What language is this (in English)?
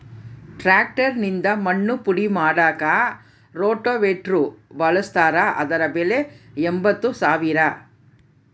Kannada